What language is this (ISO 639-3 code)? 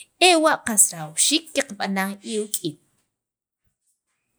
quv